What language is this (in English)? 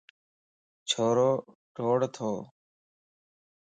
Lasi